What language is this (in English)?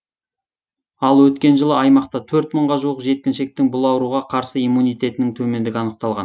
Kazakh